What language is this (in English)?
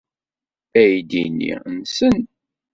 Kabyle